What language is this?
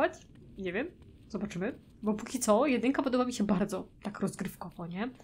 Polish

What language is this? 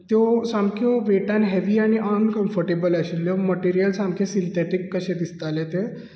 Konkani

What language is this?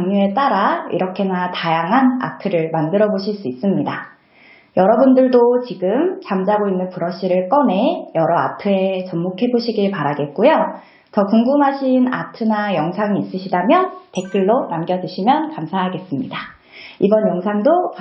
Korean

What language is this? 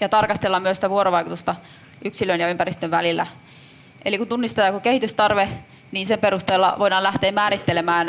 Finnish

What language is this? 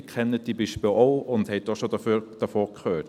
Swiss German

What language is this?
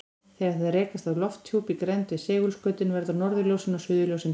Icelandic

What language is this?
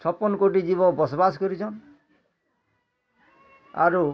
Odia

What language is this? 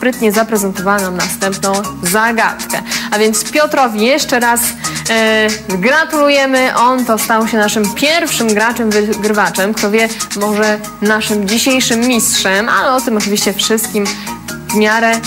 Polish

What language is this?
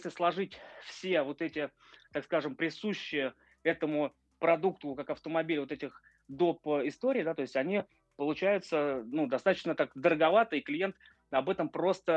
Russian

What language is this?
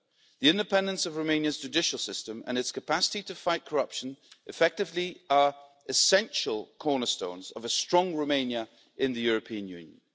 English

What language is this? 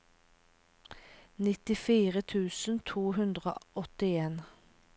Norwegian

